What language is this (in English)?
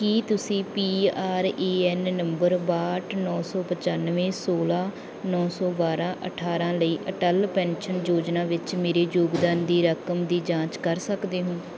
Punjabi